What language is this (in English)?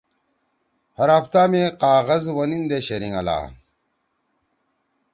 Torwali